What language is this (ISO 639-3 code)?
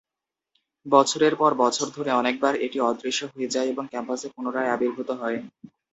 ben